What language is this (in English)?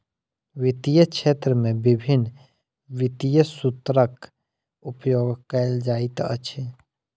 Maithili